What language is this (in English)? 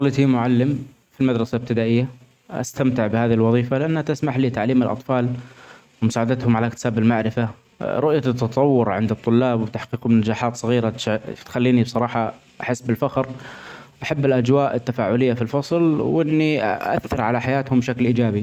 Omani Arabic